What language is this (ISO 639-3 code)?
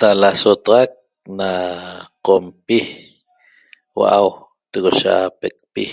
tob